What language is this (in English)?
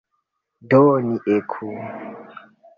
Esperanto